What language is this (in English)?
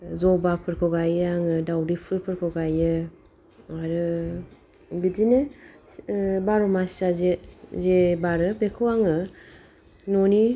Bodo